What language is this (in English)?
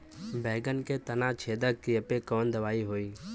Bhojpuri